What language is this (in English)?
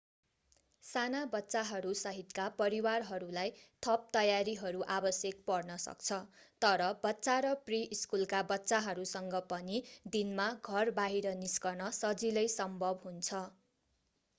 Nepali